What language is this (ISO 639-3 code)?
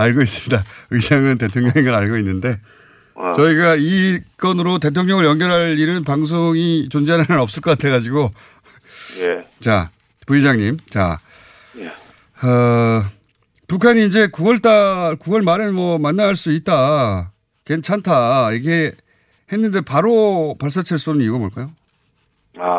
kor